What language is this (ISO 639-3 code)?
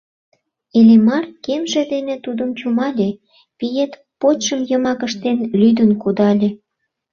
chm